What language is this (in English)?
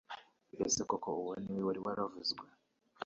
Kinyarwanda